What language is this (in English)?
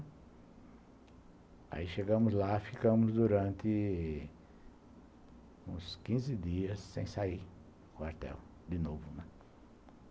Portuguese